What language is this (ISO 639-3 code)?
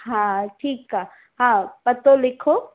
snd